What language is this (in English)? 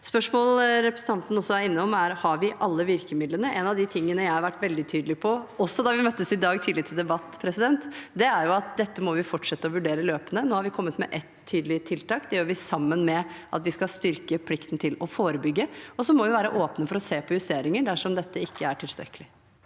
Norwegian